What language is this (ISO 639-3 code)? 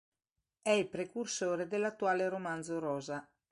ita